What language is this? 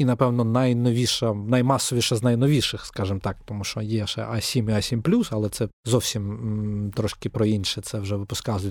Ukrainian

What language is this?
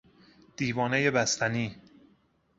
Persian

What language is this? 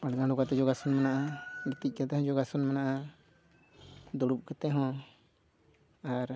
Santali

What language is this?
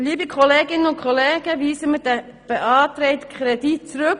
Swiss German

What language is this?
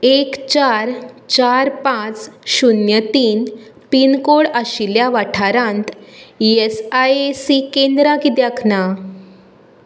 Konkani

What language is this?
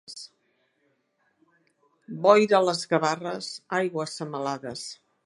Catalan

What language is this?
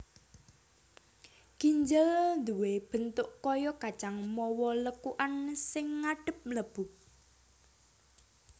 Javanese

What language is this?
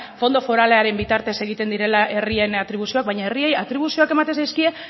Basque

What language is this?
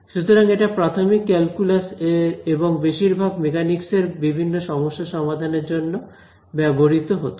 Bangla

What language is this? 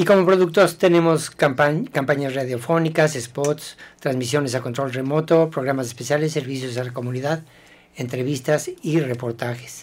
Spanish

